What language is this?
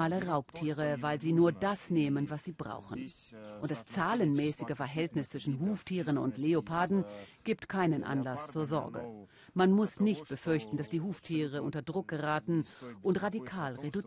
German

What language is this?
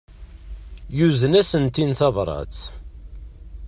Kabyle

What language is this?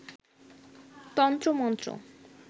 Bangla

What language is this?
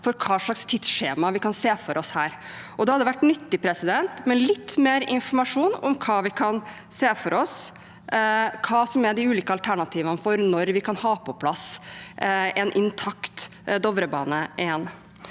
Norwegian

